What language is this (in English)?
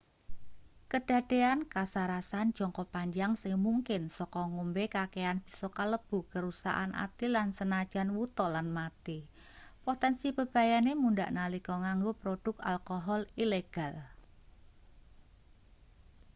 Javanese